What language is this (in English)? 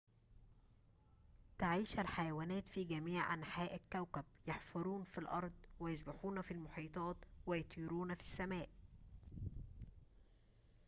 Arabic